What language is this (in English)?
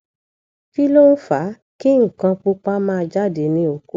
Yoruba